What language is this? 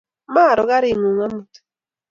Kalenjin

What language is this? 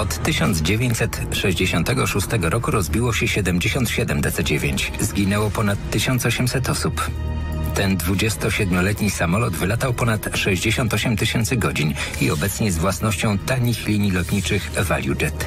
Polish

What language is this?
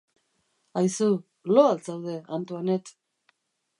Basque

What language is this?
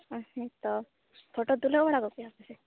Santali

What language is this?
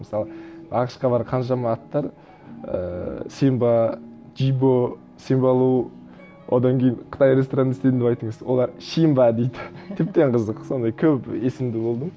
Kazakh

